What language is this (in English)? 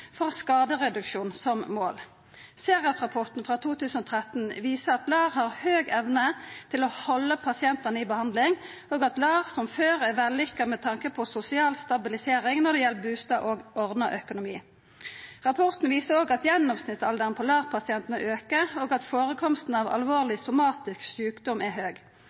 Norwegian Nynorsk